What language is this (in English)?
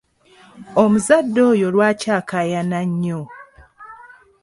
Ganda